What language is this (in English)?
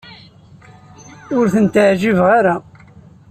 Kabyle